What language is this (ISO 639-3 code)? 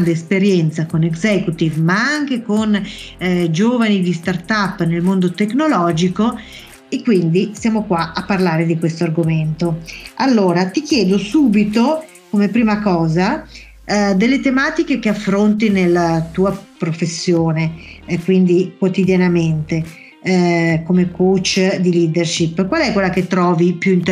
ita